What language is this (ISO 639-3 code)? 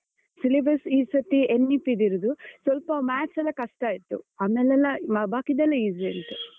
kan